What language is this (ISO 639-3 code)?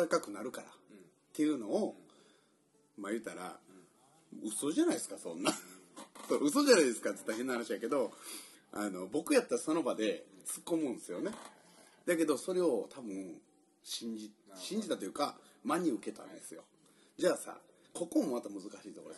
jpn